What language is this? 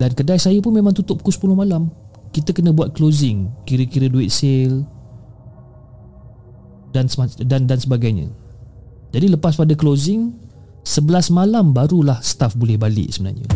Malay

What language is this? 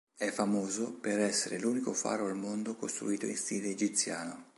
Italian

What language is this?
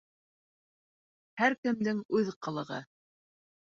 Bashkir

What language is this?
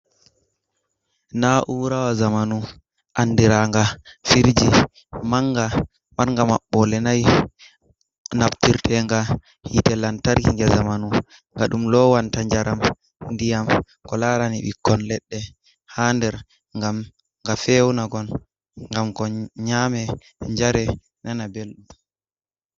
Fula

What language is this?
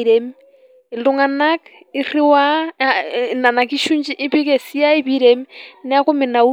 Masai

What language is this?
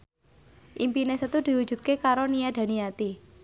Javanese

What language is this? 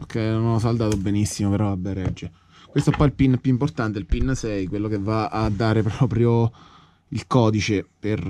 Italian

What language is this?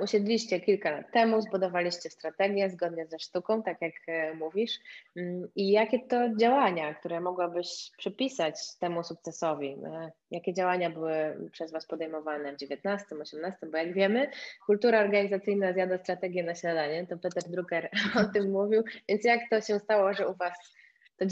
Polish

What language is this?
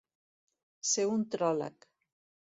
Catalan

